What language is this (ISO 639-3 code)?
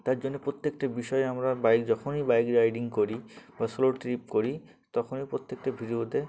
ben